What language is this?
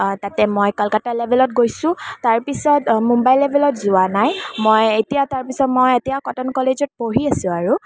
Assamese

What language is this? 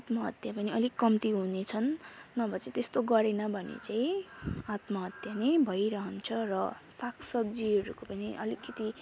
Nepali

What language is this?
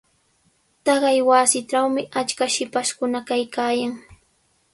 Sihuas Ancash Quechua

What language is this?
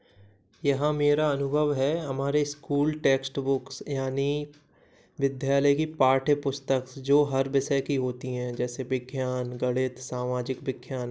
Hindi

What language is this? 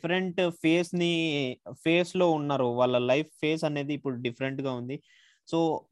Telugu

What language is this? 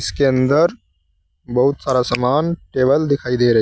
Hindi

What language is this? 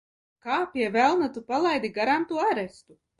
Latvian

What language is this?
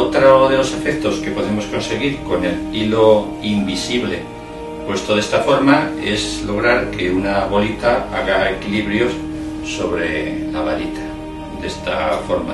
Spanish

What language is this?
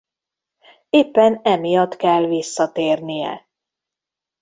Hungarian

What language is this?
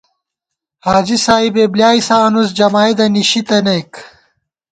Gawar-Bati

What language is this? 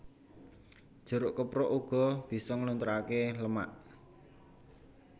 Javanese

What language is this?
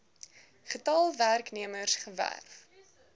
Afrikaans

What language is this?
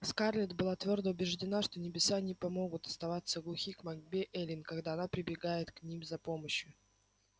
Russian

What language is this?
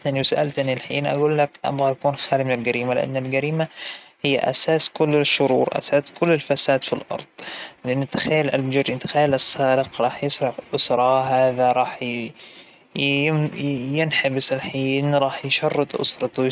Hijazi Arabic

